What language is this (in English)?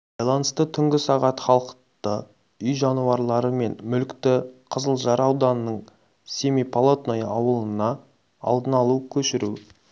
Kazakh